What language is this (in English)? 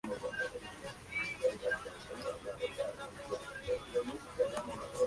Spanish